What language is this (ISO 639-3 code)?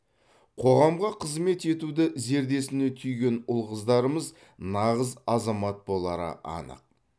kaz